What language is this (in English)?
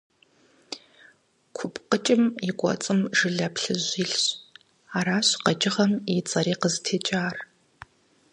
Kabardian